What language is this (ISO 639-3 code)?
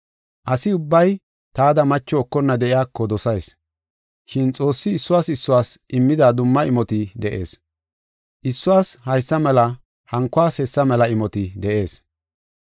gof